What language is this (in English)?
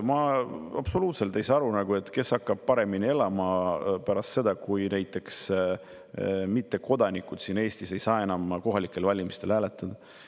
Estonian